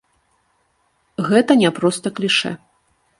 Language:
Belarusian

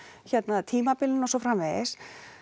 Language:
Icelandic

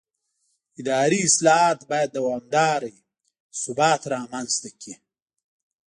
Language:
Pashto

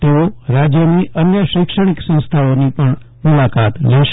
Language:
Gujarati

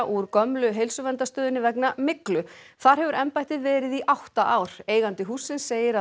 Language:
Icelandic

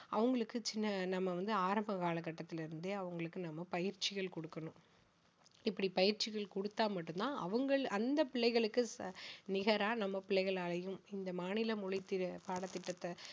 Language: Tamil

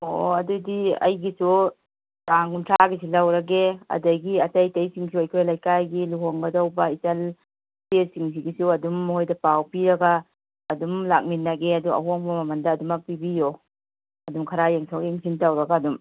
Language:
Manipuri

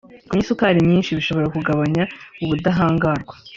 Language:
Kinyarwanda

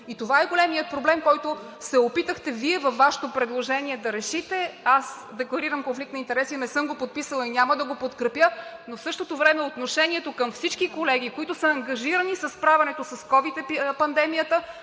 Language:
Bulgarian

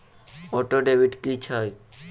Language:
Maithili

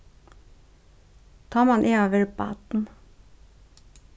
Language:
Faroese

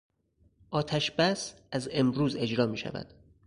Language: Persian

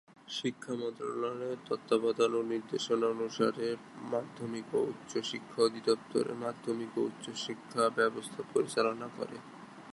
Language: Bangla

